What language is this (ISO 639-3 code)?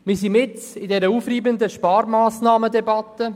gsw